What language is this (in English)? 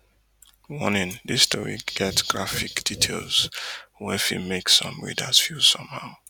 Nigerian Pidgin